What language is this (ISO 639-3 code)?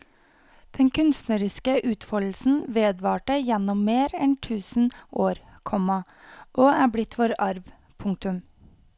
nor